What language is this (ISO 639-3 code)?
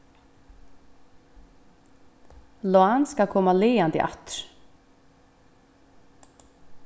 fao